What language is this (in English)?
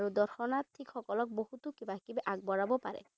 Assamese